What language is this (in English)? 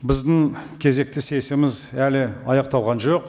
Kazakh